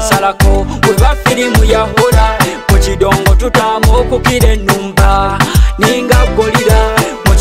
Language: Indonesian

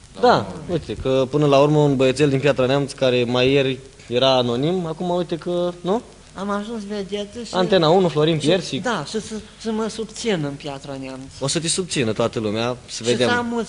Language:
Romanian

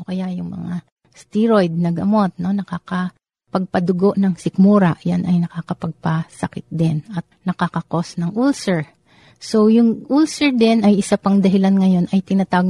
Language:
Filipino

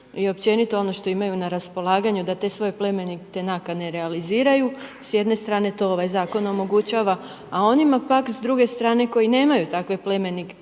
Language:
Croatian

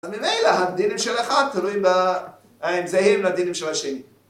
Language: Hebrew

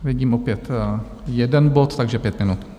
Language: Czech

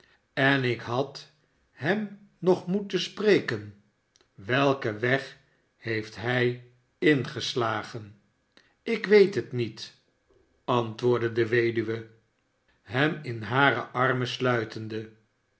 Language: Dutch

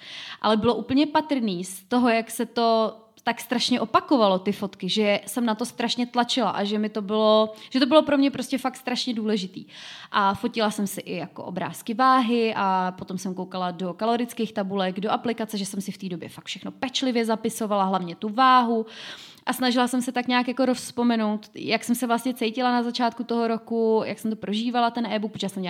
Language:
Czech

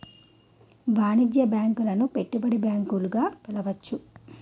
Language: Telugu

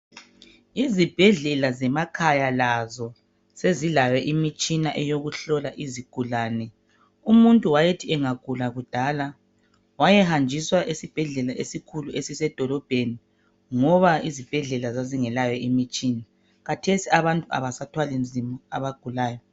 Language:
North Ndebele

